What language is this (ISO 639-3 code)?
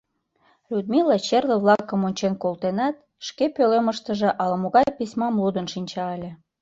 chm